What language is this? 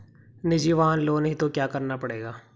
Hindi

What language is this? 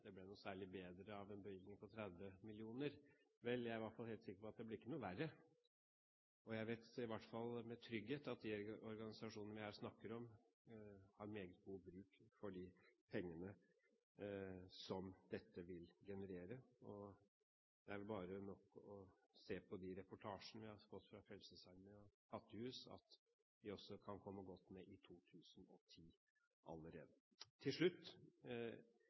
Norwegian Bokmål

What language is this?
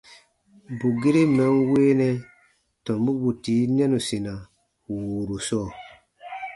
Baatonum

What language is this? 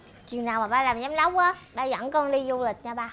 Vietnamese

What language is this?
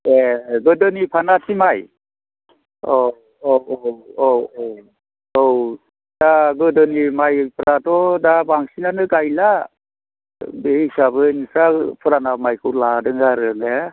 Bodo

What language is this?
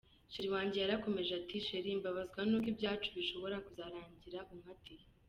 Kinyarwanda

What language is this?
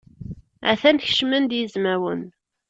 Kabyle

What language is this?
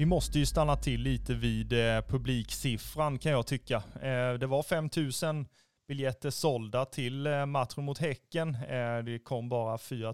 Swedish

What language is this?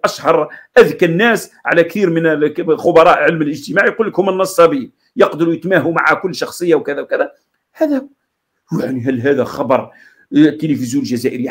Arabic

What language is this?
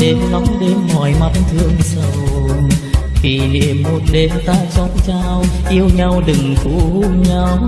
Vietnamese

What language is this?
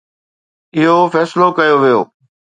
Sindhi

